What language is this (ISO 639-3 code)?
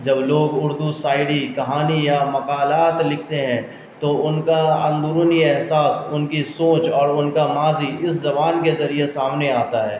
urd